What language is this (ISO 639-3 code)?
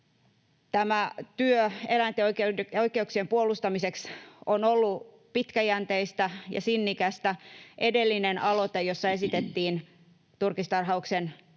fin